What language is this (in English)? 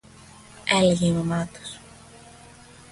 Greek